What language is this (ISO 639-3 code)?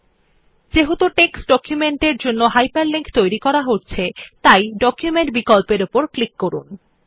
ben